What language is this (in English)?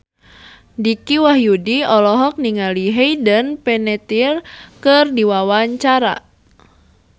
Sundanese